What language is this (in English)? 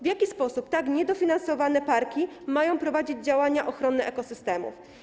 Polish